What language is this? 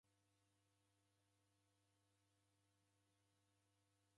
Taita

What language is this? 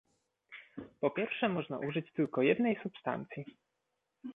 Polish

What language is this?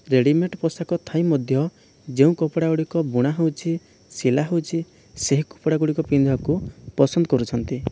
Odia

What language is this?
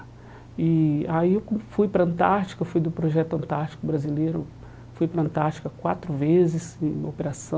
Portuguese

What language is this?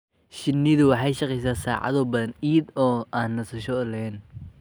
Somali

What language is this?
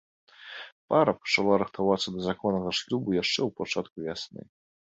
Belarusian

